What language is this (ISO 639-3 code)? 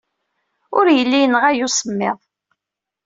kab